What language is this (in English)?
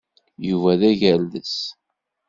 Kabyle